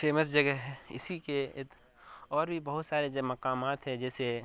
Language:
Urdu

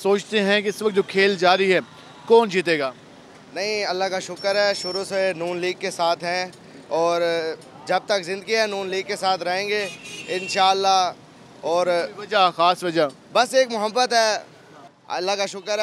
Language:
Hindi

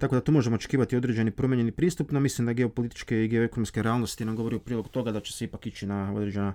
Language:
Croatian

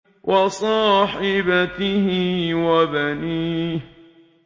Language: Arabic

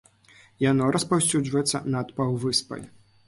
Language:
Belarusian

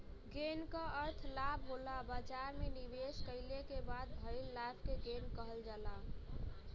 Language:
Bhojpuri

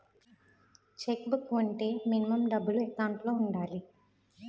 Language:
Telugu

